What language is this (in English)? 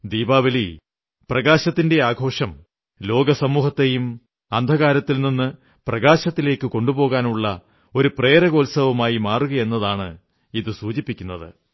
Malayalam